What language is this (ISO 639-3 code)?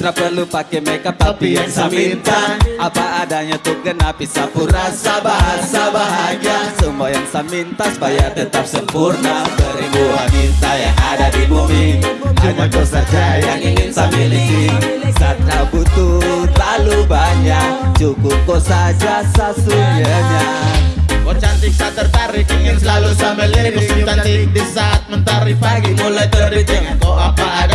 ind